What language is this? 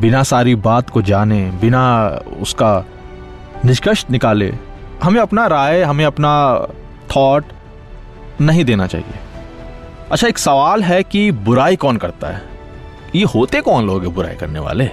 Hindi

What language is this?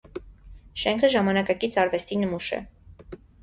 Armenian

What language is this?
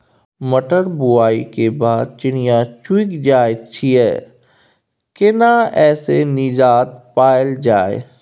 Maithili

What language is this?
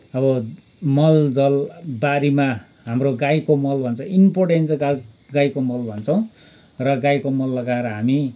Nepali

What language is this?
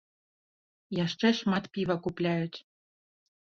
Belarusian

